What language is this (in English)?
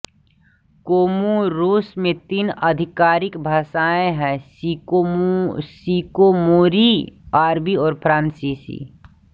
Hindi